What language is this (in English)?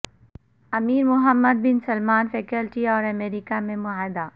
Urdu